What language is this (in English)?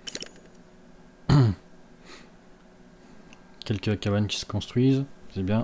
French